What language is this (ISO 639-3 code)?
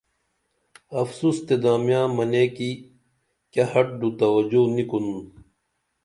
dml